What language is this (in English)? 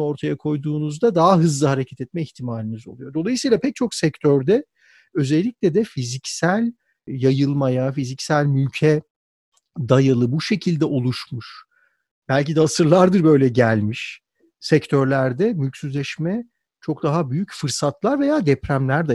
Turkish